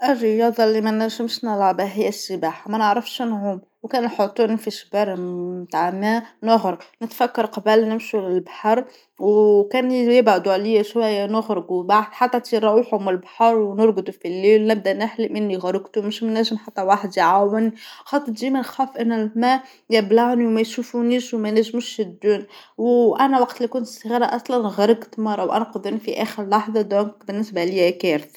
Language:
Tunisian Arabic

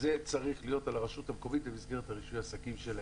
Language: Hebrew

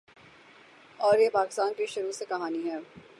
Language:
Urdu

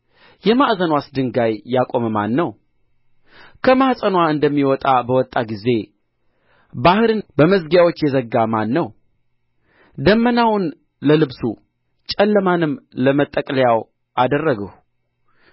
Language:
Amharic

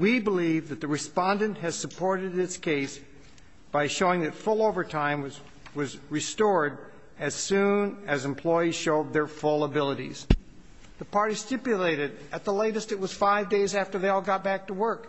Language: English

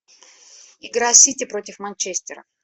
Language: Russian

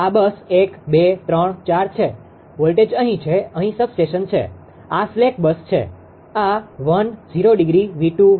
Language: Gujarati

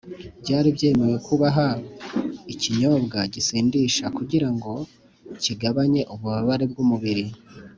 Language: Kinyarwanda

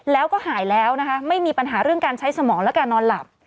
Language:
Thai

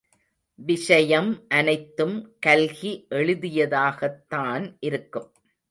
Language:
Tamil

